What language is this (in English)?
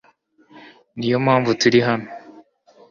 Kinyarwanda